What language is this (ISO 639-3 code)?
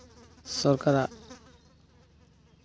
sat